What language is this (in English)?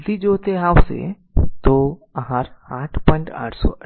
Gujarati